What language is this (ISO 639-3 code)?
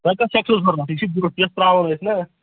kas